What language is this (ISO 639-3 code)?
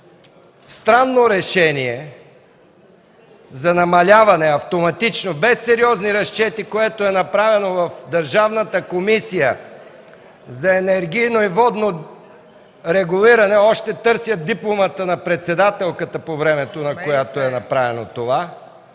bul